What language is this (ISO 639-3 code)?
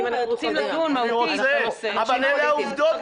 heb